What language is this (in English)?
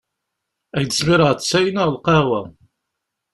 Kabyle